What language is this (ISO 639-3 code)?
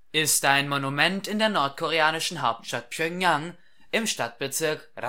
deu